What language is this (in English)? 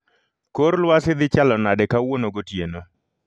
Luo (Kenya and Tanzania)